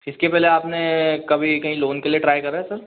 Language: Hindi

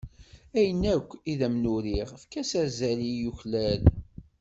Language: Kabyle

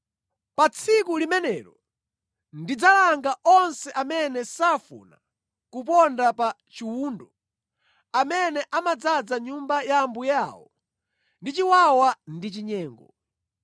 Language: Nyanja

